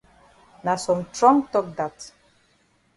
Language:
Cameroon Pidgin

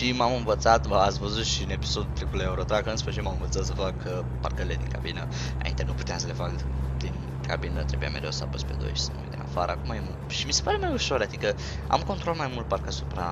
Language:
Romanian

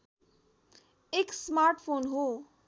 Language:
Nepali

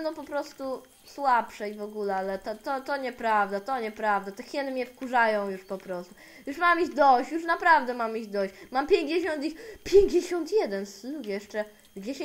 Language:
Polish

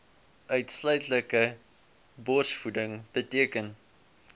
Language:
Afrikaans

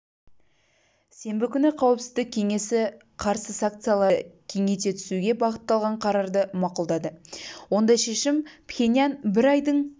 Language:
Kazakh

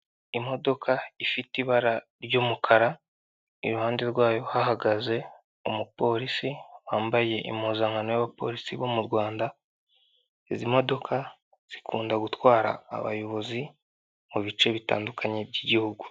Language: Kinyarwanda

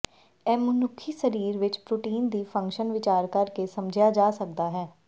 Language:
Punjabi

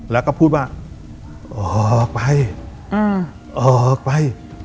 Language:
Thai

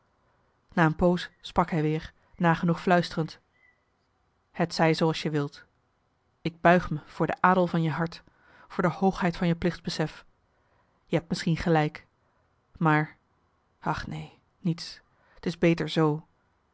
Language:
Dutch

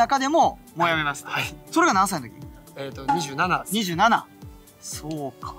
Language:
Japanese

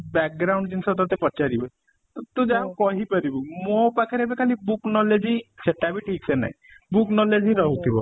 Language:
Odia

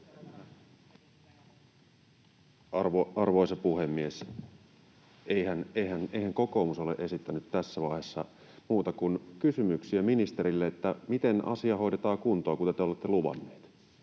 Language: Finnish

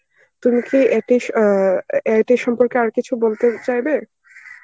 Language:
Bangla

